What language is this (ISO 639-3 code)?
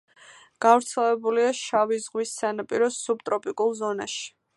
kat